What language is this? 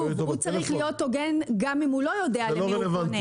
Hebrew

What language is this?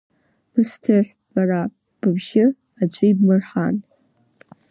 Abkhazian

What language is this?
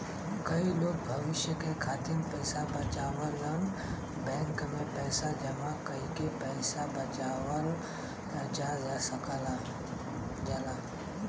Bhojpuri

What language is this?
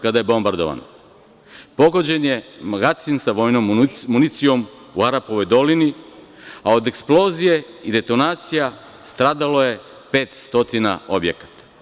Serbian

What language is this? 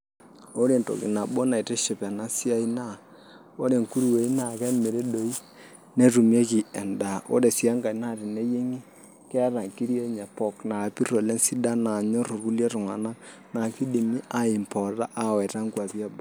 Masai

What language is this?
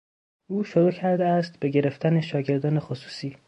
Persian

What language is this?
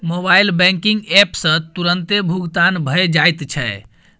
Maithili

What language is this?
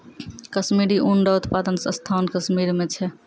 Maithili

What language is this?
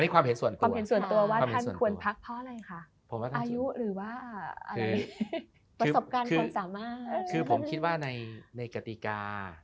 Thai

